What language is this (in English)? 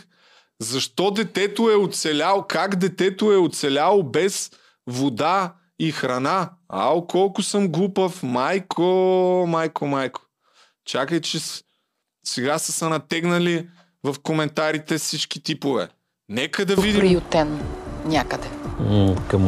Bulgarian